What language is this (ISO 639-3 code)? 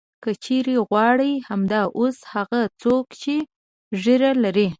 pus